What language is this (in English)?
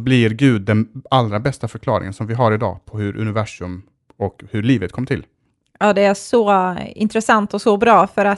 Swedish